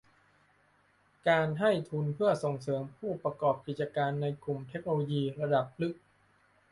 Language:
Thai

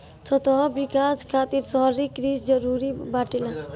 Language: Bhojpuri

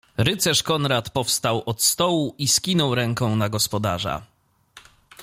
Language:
Polish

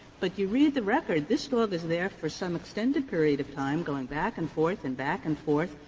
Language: English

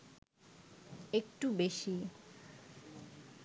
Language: Bangla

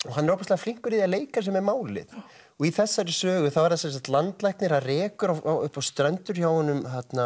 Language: Icelandic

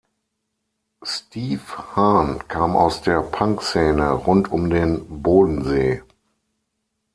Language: German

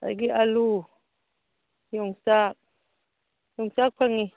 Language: Manipuri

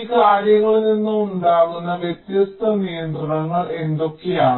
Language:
Malayalam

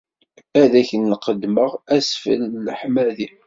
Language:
Kabyle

